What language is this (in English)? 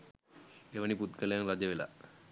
Sinhala